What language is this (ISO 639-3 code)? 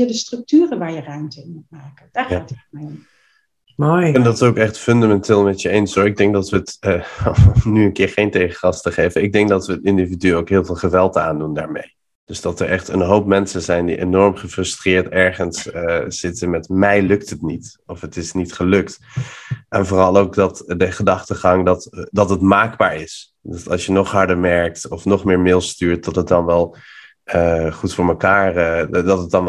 nld